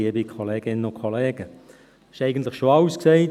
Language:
Swiss German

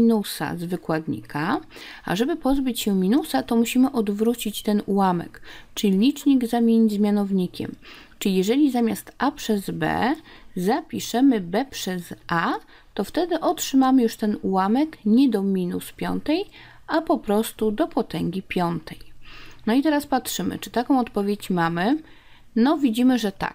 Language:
Polish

